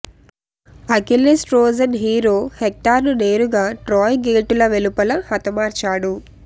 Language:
Telugu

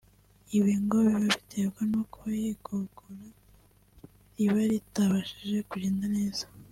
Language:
Kinyarwanda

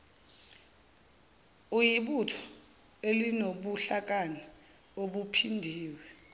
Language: Zulu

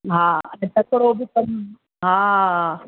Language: Sindhi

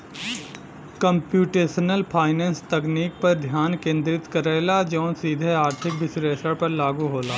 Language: Bhojpuri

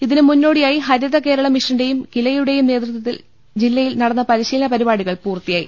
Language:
Malayalam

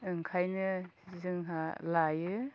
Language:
Bodo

